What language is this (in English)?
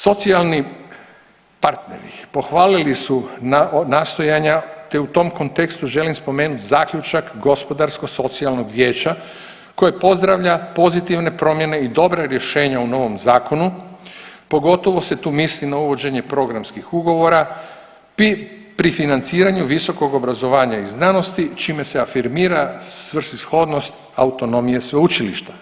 Croatian